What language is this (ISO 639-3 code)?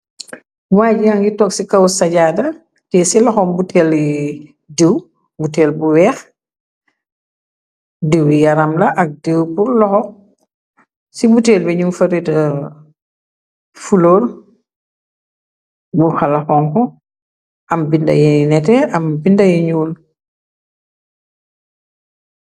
wol